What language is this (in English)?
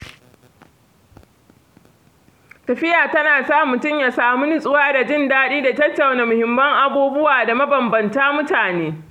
Hausa